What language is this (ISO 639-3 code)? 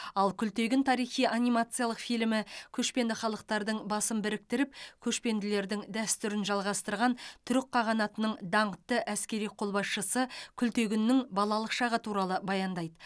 kaz